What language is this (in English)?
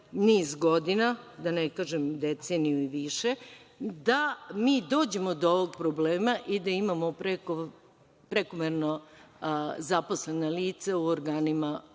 Serbian